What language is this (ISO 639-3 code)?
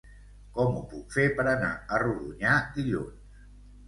cat